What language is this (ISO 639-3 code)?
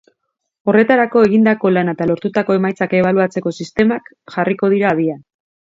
eus